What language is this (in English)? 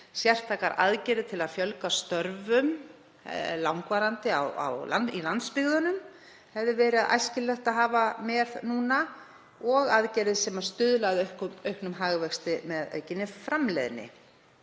Icelandic